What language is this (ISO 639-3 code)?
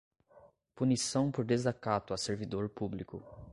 por